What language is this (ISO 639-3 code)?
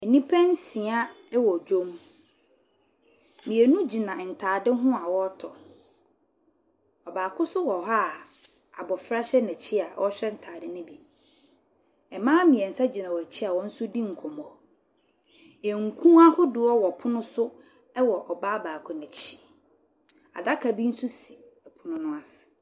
aka